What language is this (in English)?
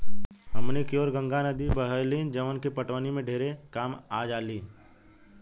Bhojpuri